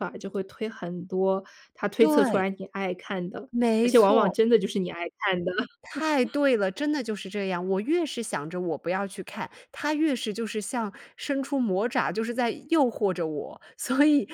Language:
Chinese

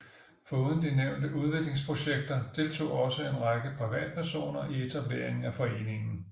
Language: Danish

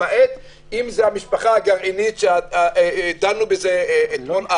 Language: Hebrew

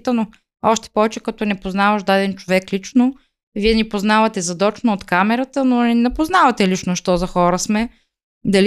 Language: Bulgarian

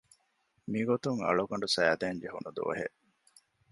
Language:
Divehi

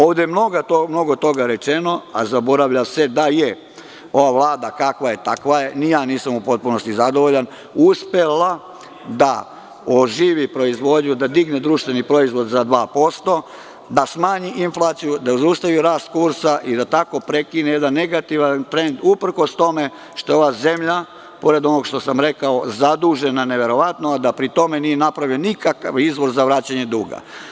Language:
Serbian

